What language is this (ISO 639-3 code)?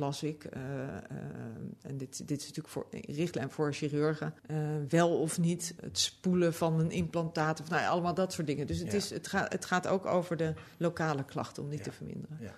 nld